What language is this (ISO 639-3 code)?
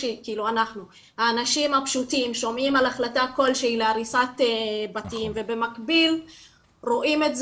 heb